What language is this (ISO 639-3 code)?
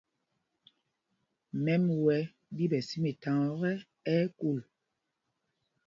mgg